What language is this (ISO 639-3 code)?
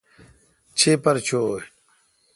xka